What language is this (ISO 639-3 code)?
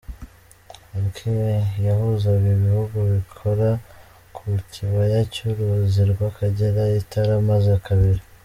kin